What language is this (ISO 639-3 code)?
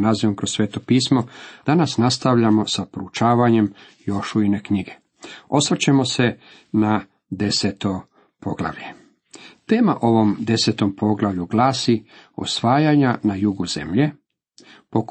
hrv